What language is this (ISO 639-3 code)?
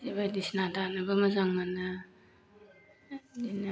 brx